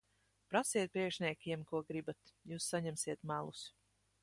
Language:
Latvian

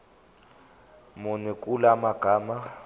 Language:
Zulu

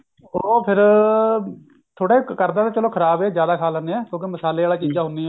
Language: Punjabi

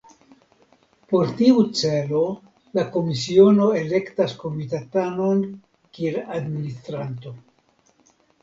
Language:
Esperanto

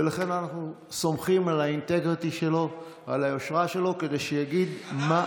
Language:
Hebrew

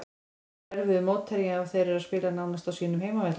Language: Icelandic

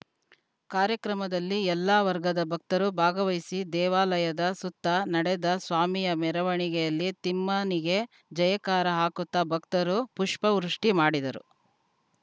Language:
Kannada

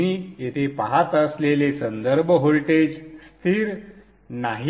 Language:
Marathi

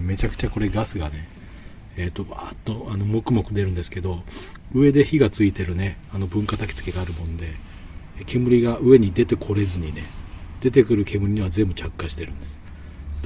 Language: Japanese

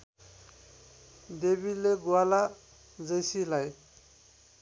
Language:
Nepali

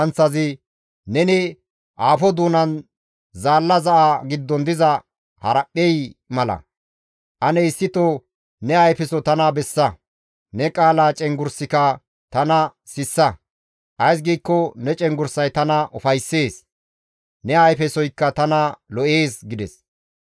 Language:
Gamo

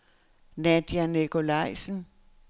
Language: Danish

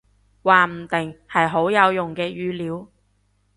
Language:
Cantonese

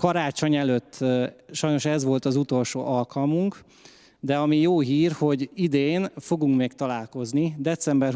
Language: Hungarian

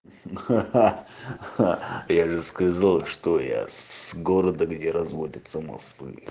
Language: Russian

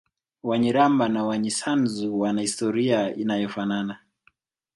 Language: Swahili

